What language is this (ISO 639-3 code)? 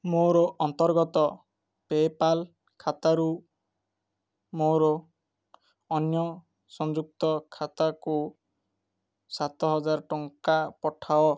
ori